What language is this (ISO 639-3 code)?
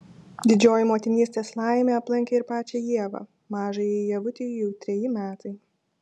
lit